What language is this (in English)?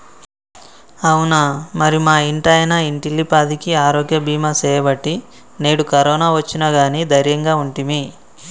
Telugu